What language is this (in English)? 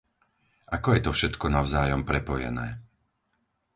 Slovak